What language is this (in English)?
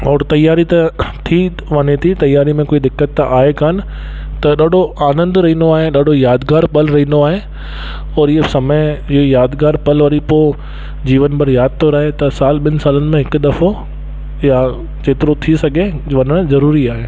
Sindhi